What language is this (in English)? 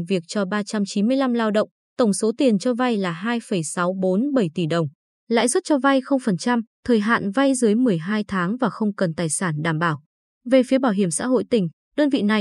Vietnamese